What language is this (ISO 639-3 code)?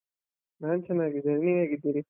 kan